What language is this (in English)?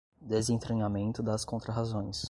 Portuguese